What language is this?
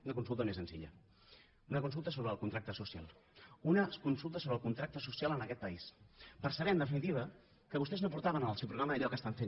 Catalan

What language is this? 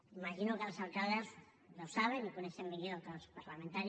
Catalan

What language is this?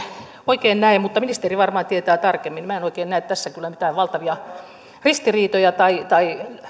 Finnish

